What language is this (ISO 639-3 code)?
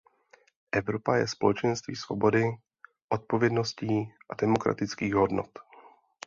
ces